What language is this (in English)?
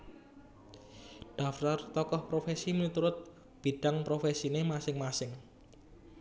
Javanese